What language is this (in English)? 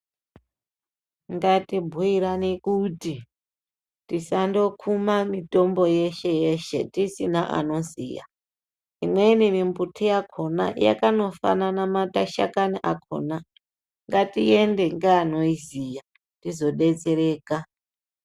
Ndau